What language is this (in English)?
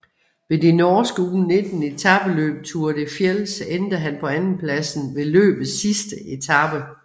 Danish